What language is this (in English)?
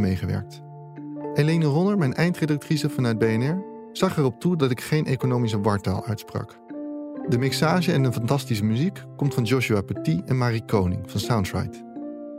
Dutch